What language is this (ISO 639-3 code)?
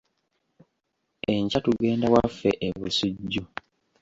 lug